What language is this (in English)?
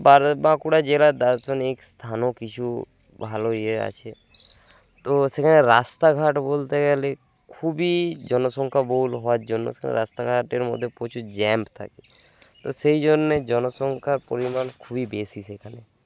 Bangla